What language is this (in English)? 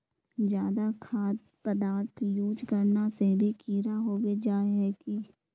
Magahi